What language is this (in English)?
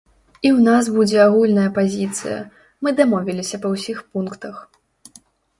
Belarusian